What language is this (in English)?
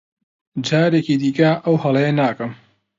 Central Kurdish